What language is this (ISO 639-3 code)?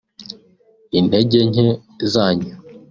kin